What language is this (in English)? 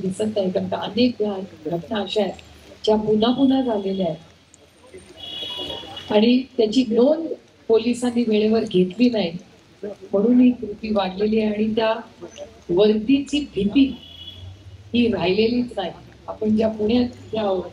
Marathi